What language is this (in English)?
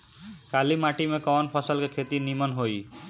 Bhojpuri